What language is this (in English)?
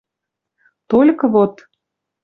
Western Mari